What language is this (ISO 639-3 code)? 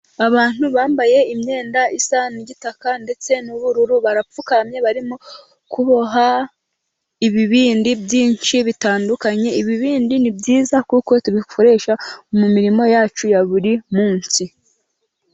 kin